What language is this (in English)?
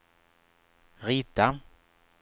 Swedish